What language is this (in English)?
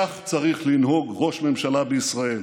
Hebrew